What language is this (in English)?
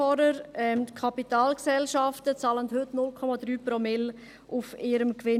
Swiss German